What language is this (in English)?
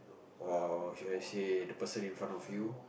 English